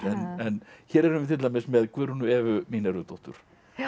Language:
Icelandic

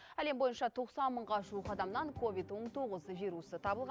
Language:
Kazakh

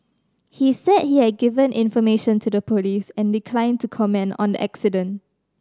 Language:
English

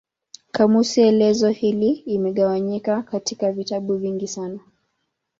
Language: Swahili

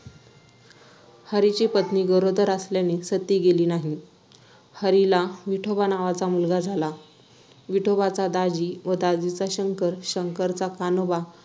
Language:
Marathi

